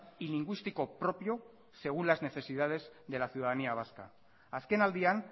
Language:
Spanish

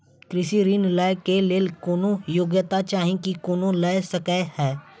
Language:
Maithili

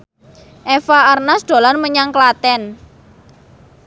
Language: Javanese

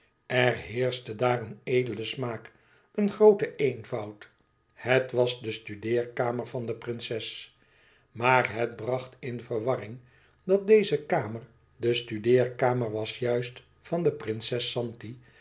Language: Dutch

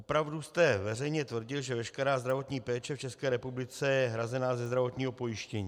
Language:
Czech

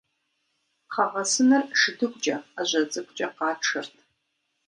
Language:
Kabardian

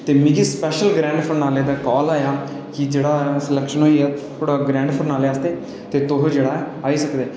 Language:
Dogri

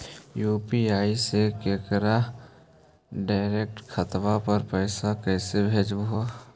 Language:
Magahi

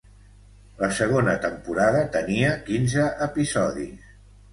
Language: Catalan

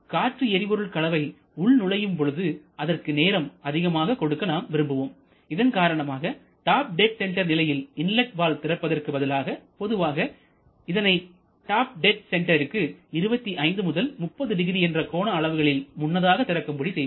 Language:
Tamil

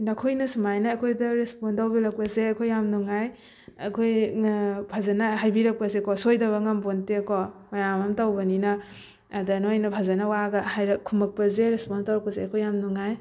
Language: Manipuri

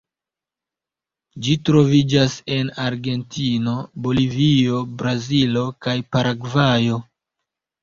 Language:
Esperanto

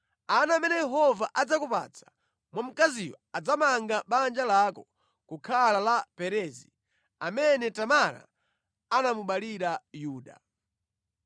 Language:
Nyanja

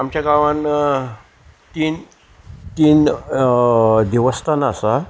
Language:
Konkani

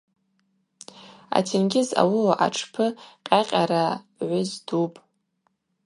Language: Abaza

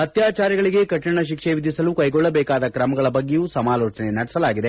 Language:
Kannada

